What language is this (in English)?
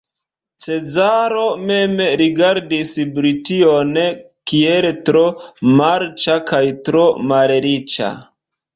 Esperanto